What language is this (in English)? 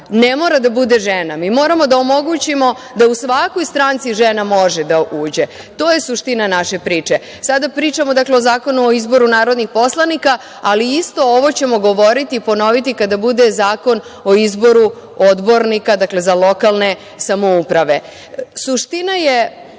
Serbian